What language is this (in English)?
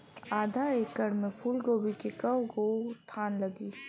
Bhojpuri